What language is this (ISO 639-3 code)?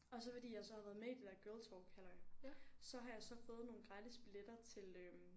dan